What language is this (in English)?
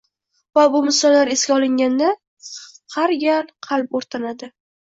Uzbek